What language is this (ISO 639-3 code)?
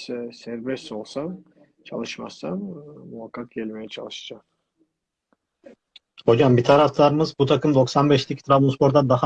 tur